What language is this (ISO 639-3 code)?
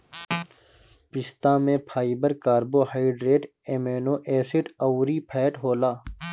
bho